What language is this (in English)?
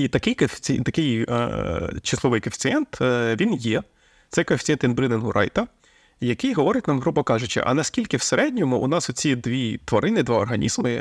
Ukrainian